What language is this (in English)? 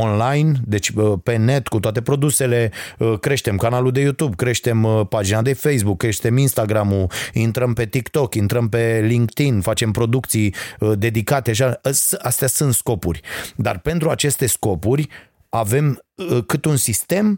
Romanian